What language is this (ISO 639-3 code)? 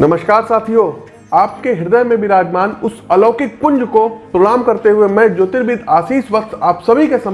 hin